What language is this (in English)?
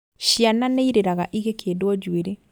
Kikuyu